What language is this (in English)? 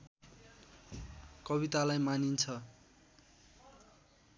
Nepali